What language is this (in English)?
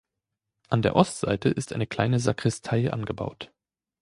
German